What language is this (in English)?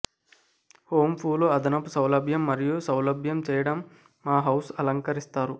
Telugu